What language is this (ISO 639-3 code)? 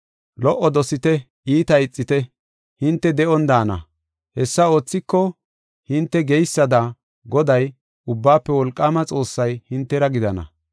gof